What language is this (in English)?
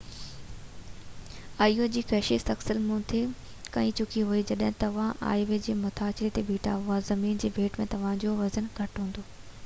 Sindhi